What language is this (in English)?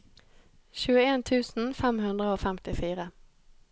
Norwegian